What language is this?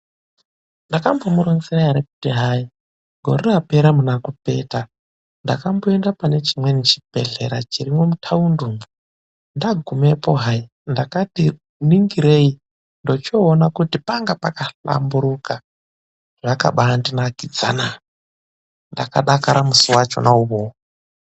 Ndau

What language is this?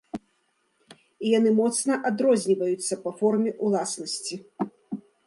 Belarusian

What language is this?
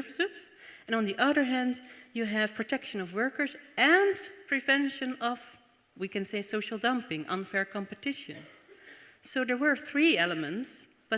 English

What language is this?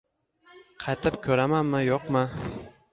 Uzbek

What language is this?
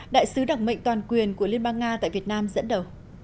Vietnamese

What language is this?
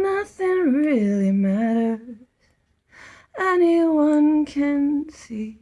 English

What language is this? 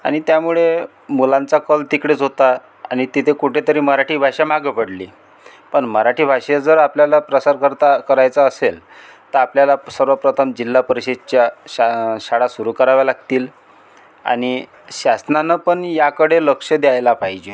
Marathi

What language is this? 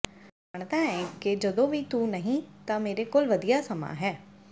Punjabi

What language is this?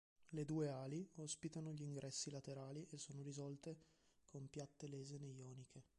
Italian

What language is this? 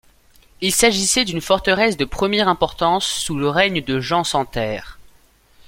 French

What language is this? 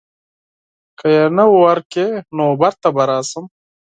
Pashto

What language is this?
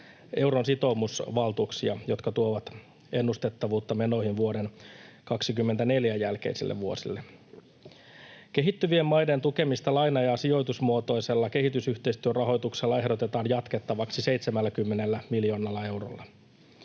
Finnish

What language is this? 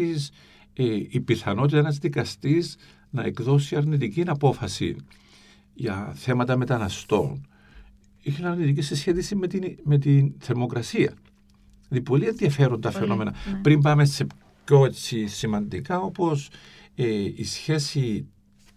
Greek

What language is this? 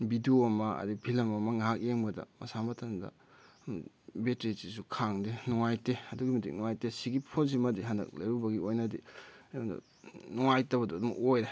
Manipuri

